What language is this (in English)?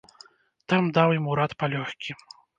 Belarusian